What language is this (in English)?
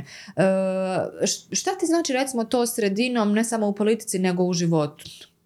Croatian